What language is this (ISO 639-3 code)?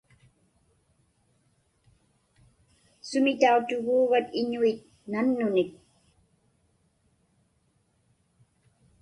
ipk